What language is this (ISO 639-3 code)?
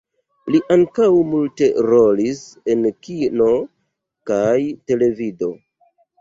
epo